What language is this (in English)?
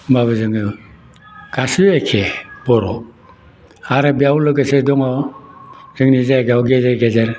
Bodo